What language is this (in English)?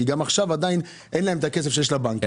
Hebrew